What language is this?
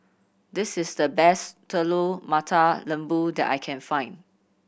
English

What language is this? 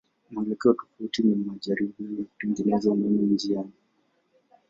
Swahili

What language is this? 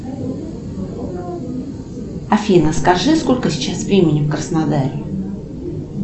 Russian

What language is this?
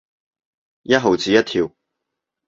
Cantonese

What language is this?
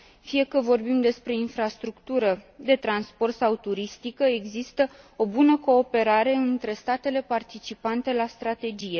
Romanian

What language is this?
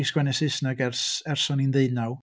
Welsh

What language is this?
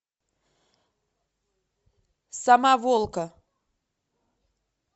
Russian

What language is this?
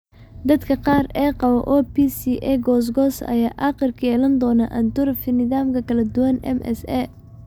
Somali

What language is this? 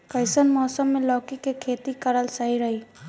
Bhojpuri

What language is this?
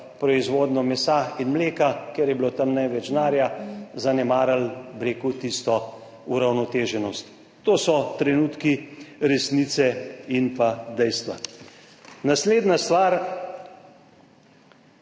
Slovenian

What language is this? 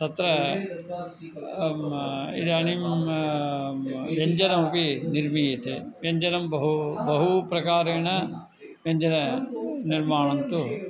Sanskrit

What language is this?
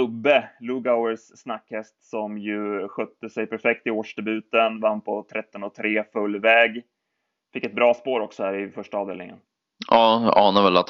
Swedish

